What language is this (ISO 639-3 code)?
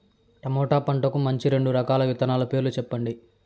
tel